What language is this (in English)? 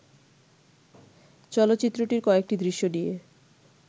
Bangla